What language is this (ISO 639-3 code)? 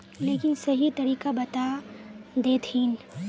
mag